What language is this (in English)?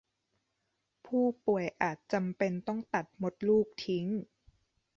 Thai